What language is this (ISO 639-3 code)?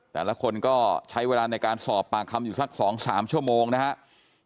tha